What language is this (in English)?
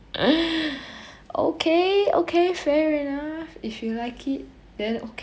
English